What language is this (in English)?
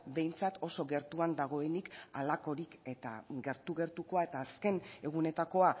Basque